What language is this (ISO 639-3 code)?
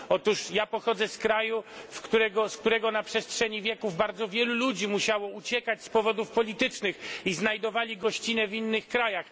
pol